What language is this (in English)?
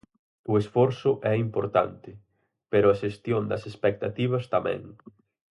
Galician